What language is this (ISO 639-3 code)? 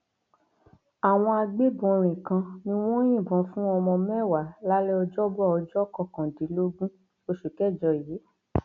yor